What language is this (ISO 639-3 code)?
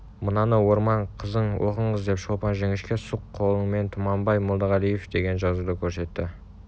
kaz